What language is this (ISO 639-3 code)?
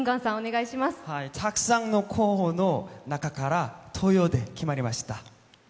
jpn